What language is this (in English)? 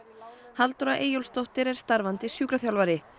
Icelandic